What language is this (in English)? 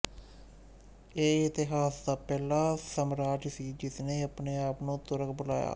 Punjabi